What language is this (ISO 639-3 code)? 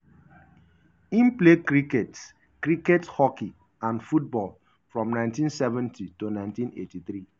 pcm